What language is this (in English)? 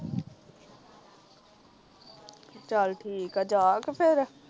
Punjabi